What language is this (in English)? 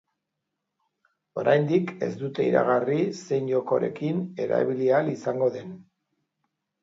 Basque